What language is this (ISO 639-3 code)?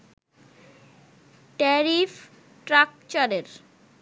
ben